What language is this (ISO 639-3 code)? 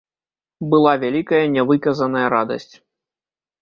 bel